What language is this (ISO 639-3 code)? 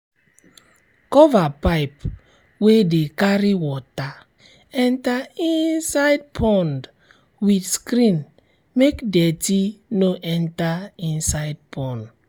pcm